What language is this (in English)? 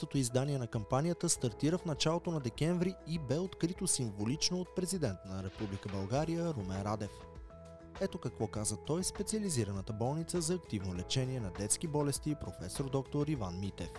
Bulgarian